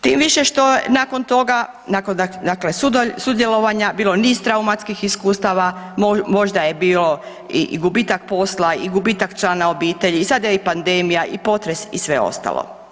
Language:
Croatian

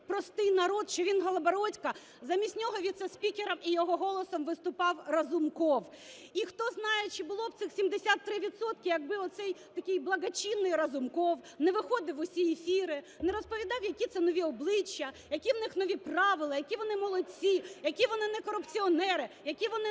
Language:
Ukrainian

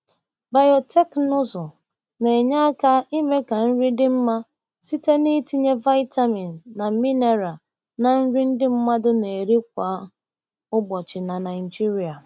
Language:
Igbo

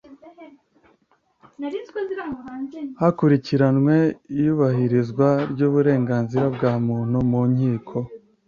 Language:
Kinyarwanda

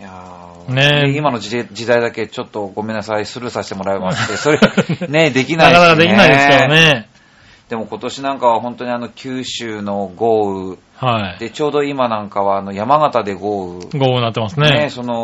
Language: Japanese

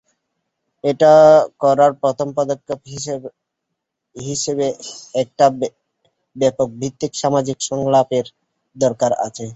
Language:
Bangla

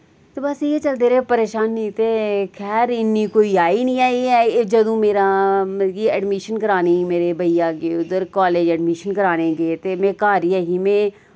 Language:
Dogri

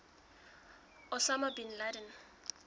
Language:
Southern Sotho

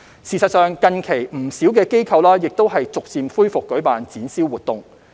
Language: Cantonese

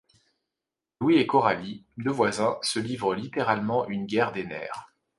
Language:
French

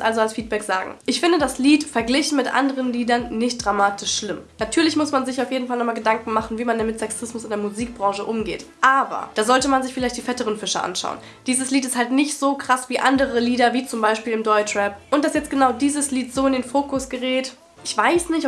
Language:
German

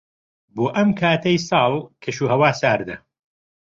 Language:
Central Kurdish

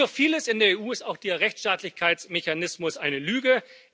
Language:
German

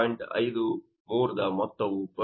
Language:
Kannada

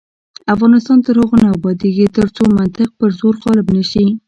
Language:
Pashto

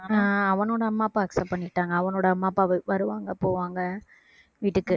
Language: Tamil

